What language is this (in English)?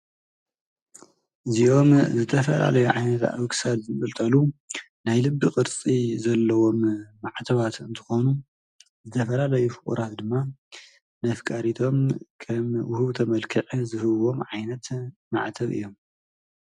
Tigrinya